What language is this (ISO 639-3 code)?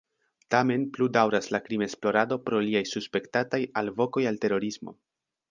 epo